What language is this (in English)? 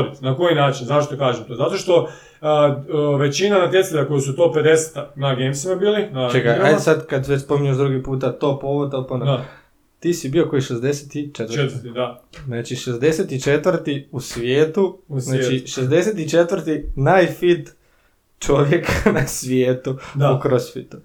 Croatian